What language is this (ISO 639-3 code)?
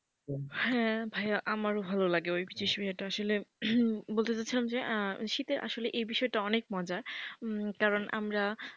ben